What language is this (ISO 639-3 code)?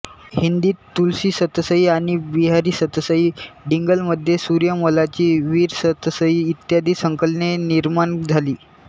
mar